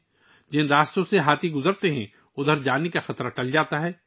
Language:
Urdu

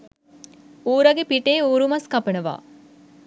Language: Sinhala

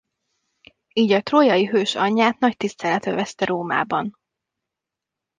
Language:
Hungarian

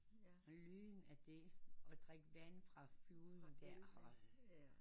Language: Danish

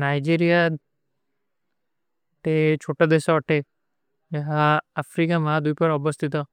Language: Kui (India)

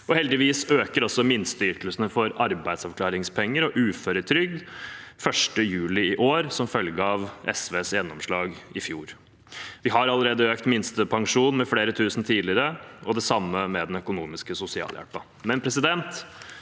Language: Norwegian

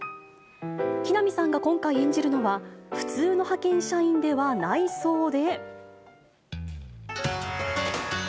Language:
Japanese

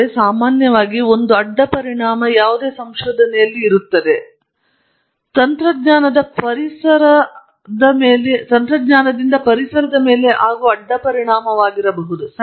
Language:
Kannada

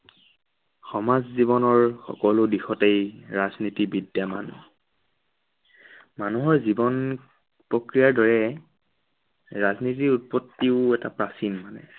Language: Assamese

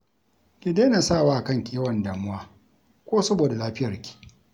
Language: Hausa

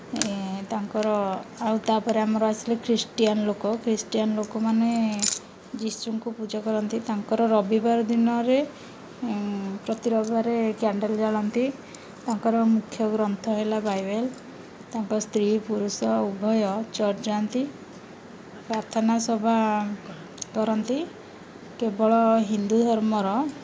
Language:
Odia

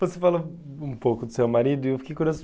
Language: Portuguese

